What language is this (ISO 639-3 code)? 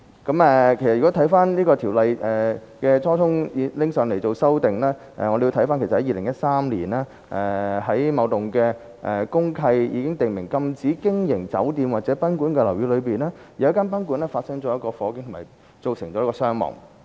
yue